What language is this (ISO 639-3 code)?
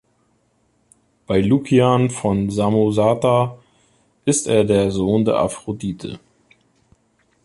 deu